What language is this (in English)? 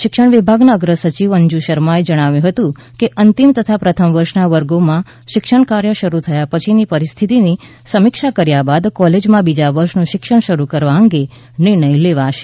Gujarati